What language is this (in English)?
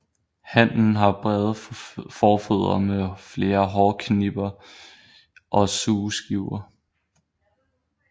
Danish